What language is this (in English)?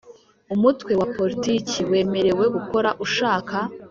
Kinyarwanda